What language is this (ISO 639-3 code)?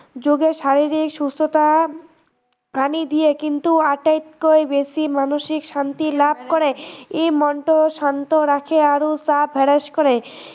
asm